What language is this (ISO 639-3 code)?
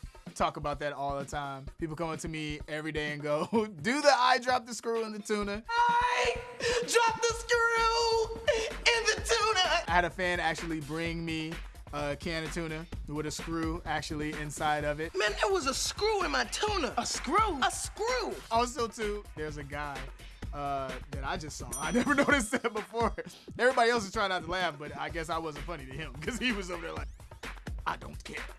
eng